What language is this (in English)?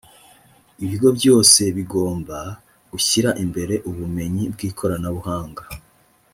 Kinyarwanda